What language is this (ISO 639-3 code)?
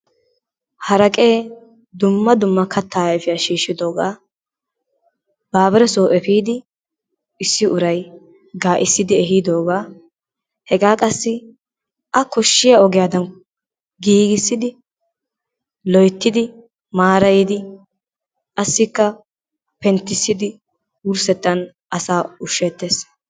wal